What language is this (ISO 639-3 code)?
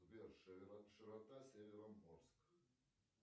rus